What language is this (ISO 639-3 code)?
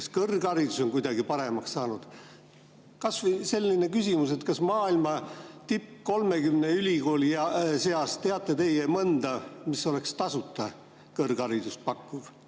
est